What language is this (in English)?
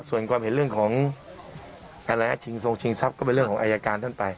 Thai